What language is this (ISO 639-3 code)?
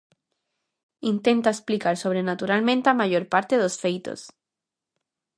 glg